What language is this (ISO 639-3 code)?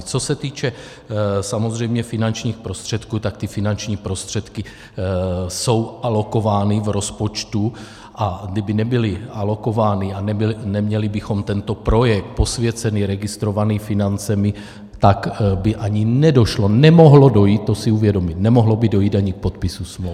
ces